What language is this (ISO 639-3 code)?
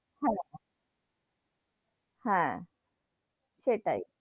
ben